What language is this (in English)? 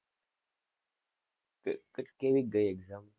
Gujarati